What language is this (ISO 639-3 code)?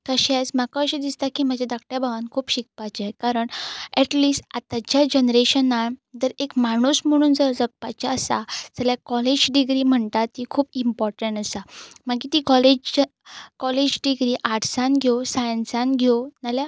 kok